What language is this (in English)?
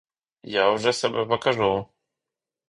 Ukrainian